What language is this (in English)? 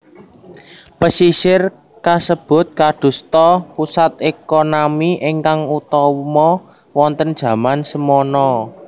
Javanese